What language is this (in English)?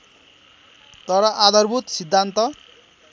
Nepali